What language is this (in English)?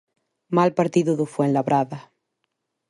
Galician